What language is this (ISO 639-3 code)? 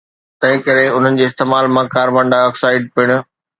snd